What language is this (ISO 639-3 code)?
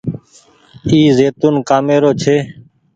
gig